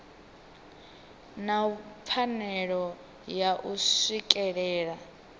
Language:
Venda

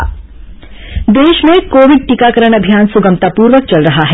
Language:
Hindi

